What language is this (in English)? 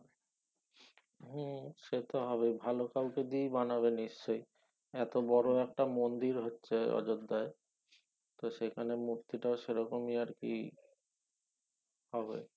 Bangla